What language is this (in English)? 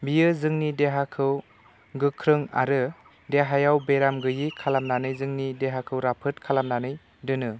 Bodo